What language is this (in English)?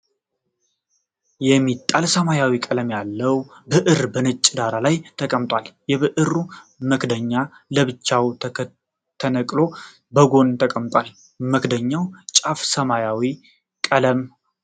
Amharic